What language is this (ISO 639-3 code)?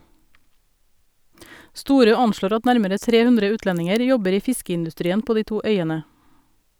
nor